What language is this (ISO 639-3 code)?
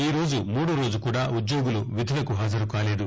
tel